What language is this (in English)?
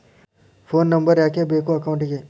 Kannada